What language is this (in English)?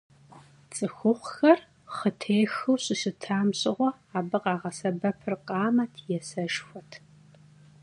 Kabardian